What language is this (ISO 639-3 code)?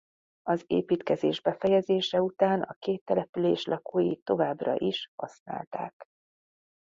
hun